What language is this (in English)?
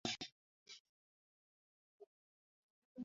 Swahili